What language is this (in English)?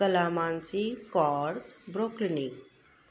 Sindhi